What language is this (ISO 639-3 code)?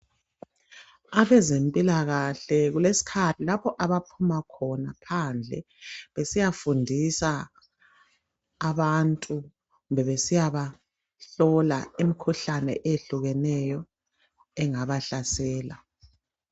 nde